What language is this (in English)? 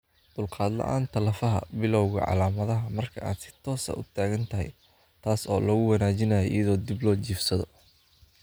Somali